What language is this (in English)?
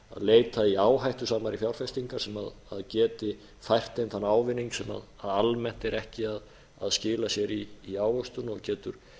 Icelandic